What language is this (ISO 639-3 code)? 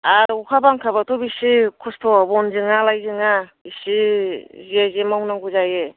brx